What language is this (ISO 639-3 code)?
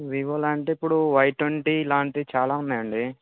tel